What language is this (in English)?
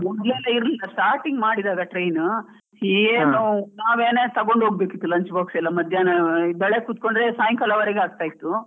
Kannada